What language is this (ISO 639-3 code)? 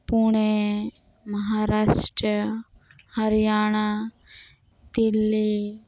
sat